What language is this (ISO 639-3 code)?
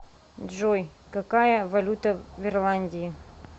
rus